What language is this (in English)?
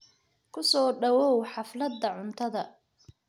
Somali